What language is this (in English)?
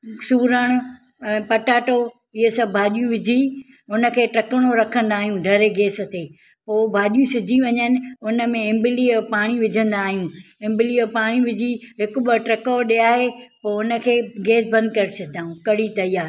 Sindhi